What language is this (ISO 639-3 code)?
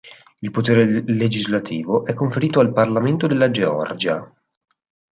ita